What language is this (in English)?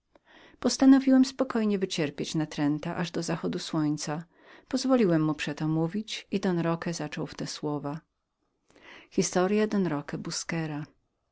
Polish